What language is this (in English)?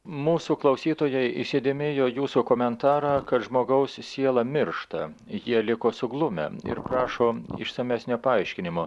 Lithuanian